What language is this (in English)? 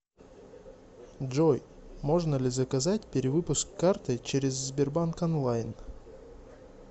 Russian